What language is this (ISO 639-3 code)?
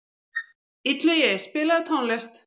isl